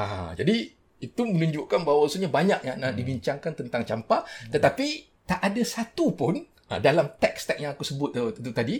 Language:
Malay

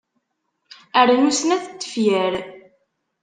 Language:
Kabyle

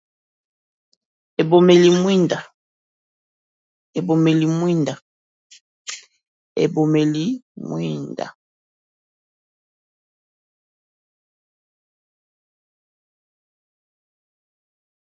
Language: Lingala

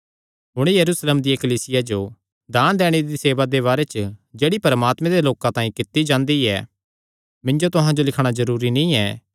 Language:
Kangri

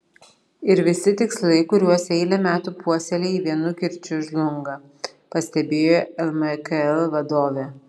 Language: Lithuanian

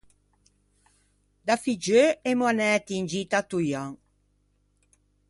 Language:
Ligurian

